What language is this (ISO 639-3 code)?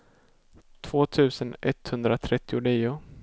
swe